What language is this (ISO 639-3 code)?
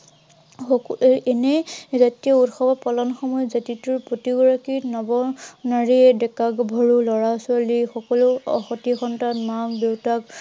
asm